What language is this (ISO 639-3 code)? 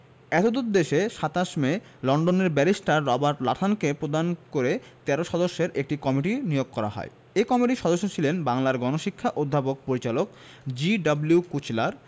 ben